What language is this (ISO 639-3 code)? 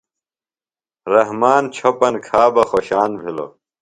phl